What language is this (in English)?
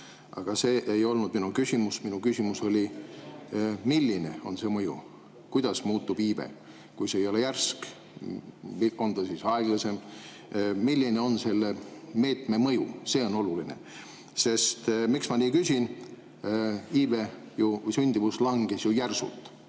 Estonian